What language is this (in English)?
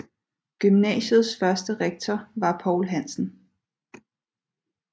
Danish